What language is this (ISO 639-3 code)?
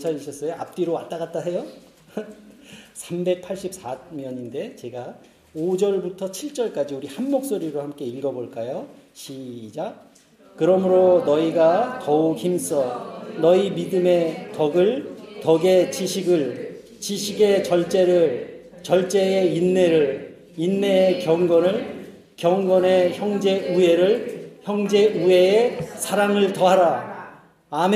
kor